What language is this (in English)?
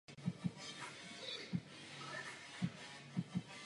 Czech